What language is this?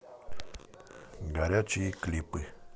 Russian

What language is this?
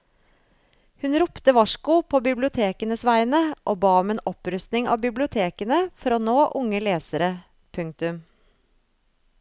Norwegian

